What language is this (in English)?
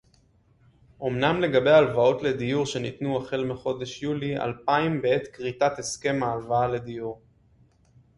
Hebrew